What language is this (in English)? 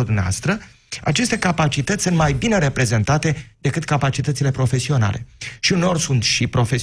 Romanian